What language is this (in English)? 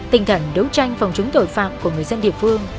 Vietnamese